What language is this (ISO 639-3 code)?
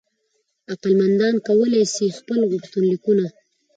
pus